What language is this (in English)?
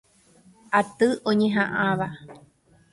Guarani